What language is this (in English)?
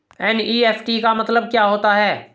Hindi